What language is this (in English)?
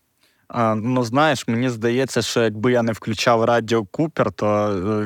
Ukrainian